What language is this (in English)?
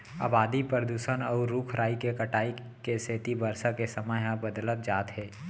Chhattisgarhi